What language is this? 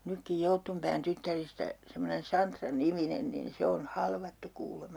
Finnish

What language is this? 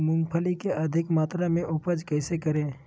Magahi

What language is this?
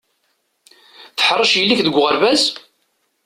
Kabyle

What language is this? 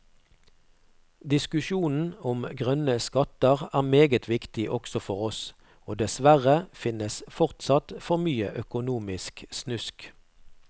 Norwegian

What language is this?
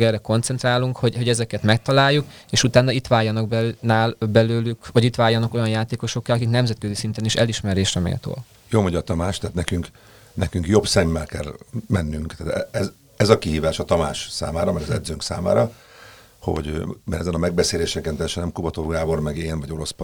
Hungarian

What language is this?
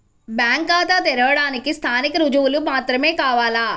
Telugu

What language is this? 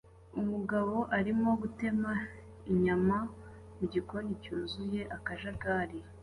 Kinyarwanda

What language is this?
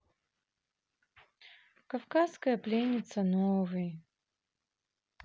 Russian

